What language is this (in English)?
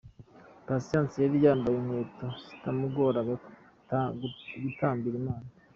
Kinyarwanda